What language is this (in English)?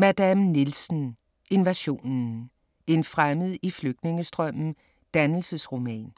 Danish